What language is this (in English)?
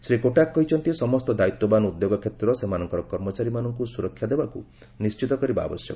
Odia